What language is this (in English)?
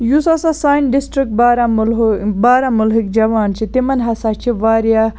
Kashmiri